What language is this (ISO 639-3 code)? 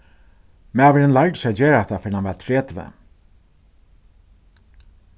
fao